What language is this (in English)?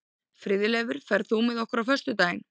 Icelandic